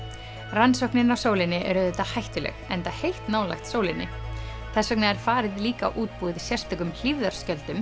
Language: Icelandic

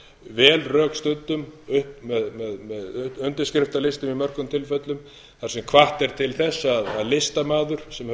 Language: Icelandic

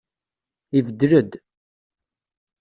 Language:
Kabyle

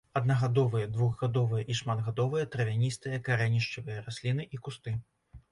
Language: Belarusian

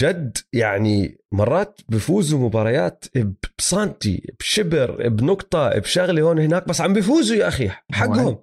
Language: Arabic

